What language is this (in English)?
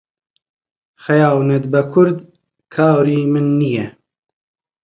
Central Kurdish